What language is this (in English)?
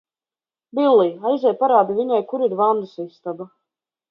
Latvian